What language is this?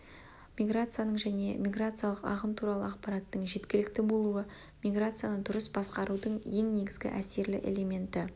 Kazakh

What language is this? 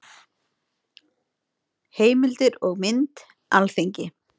Icelandic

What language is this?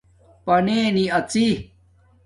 Domaaki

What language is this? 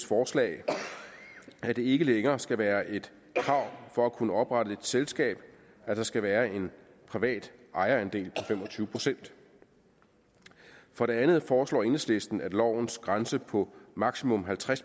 Danish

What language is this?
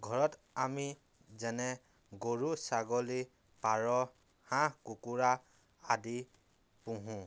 Assamese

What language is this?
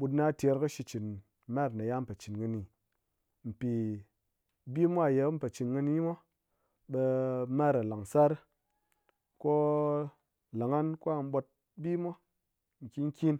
Ngas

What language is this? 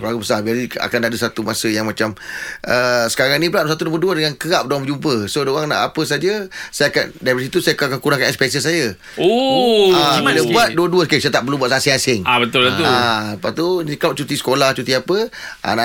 Malay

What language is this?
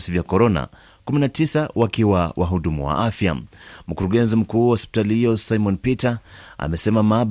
Swahili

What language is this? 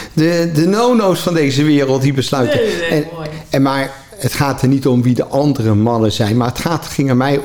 Dutch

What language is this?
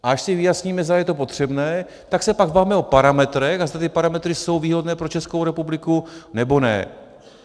Czech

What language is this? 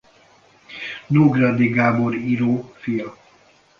Hungarian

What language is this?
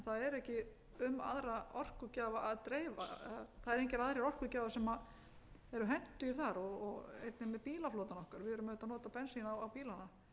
Icelandic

